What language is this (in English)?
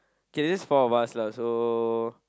English